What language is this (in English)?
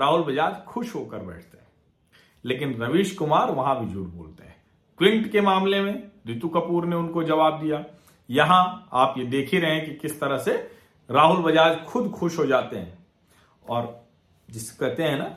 Hindi